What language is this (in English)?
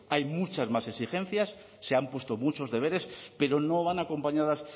Spanish